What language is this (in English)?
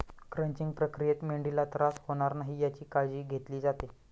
Marathi